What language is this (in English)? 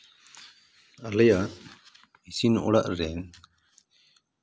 Santali